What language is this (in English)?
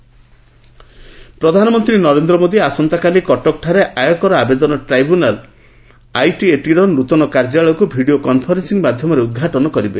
Odia